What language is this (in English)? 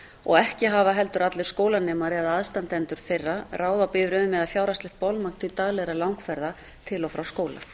Icelandic